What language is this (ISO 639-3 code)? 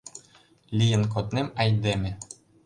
chm